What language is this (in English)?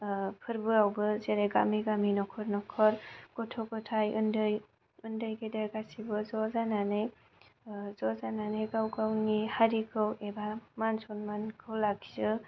Bodo